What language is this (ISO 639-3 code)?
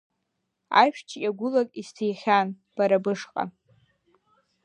abk